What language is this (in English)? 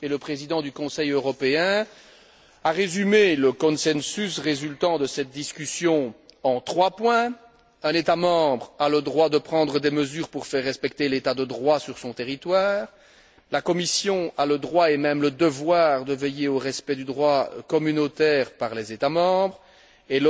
French